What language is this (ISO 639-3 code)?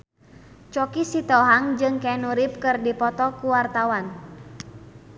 sun